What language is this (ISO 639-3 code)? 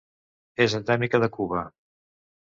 cat